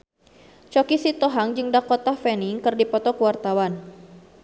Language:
Sundanese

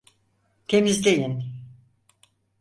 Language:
Turkish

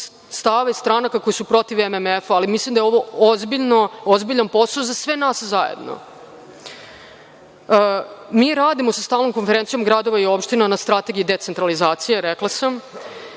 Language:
Serbian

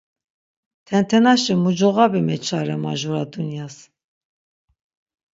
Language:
Laz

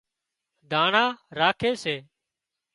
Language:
Wadiyara Koli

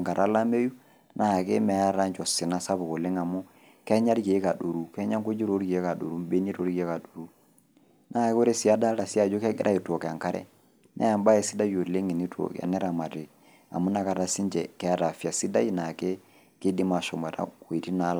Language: Masai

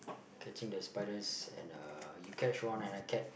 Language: English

